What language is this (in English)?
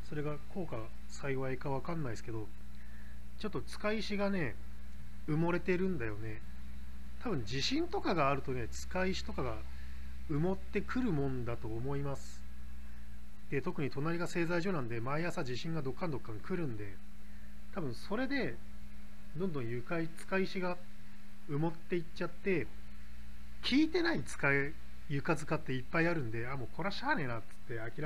Japanese